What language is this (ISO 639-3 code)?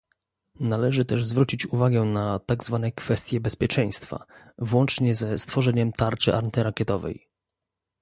pol